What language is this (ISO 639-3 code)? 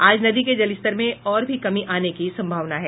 hin